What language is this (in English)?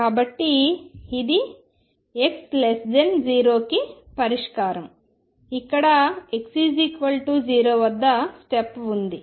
Telugu